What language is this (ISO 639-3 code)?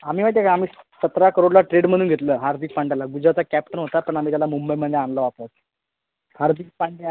mar